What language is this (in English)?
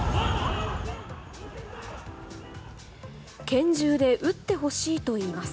Japanese